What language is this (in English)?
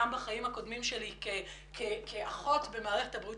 Hebrew